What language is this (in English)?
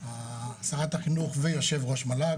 Hebrew